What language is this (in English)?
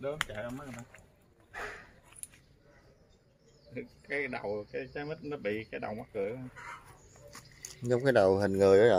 Vietnamese